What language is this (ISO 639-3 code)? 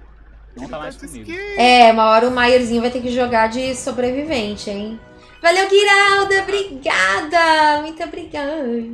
por